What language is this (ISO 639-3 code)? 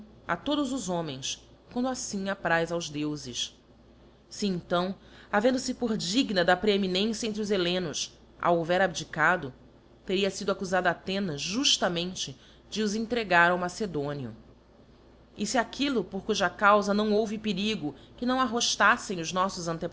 por